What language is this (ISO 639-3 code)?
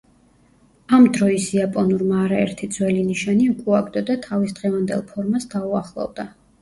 kat